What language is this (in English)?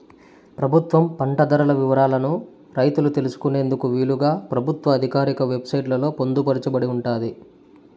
Telugu